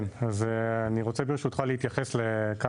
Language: Hebrew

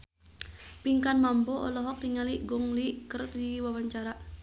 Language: Sundanese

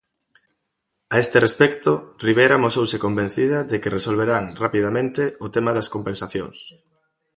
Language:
Galician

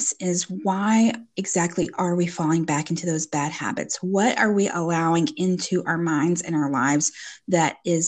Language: English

